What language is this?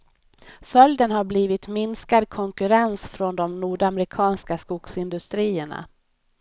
Swedish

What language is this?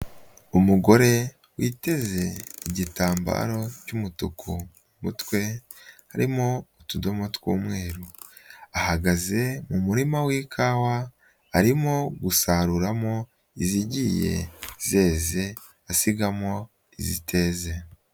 Kinyarwanda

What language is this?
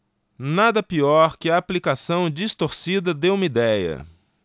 Portuguese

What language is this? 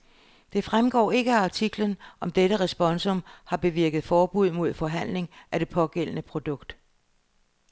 Danish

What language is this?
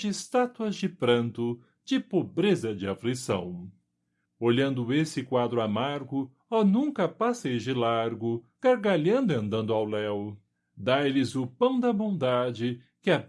Portuguese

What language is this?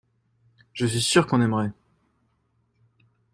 French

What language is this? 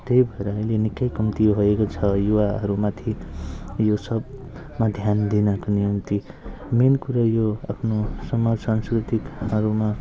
Nepali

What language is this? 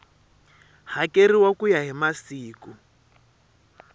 Tsonga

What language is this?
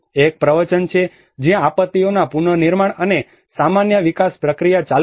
Gujarati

